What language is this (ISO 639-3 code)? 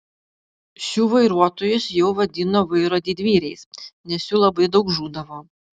lit